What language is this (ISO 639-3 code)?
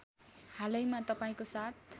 nep